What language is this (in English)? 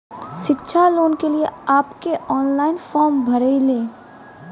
Maithili